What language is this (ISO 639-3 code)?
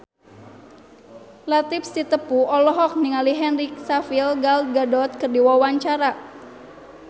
sun